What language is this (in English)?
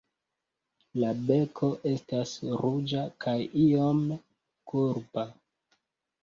Esperanto